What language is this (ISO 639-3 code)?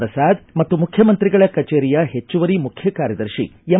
kan